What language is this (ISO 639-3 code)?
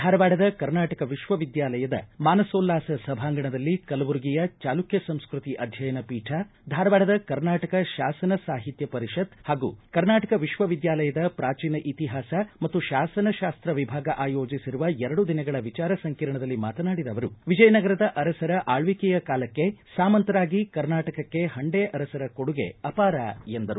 kan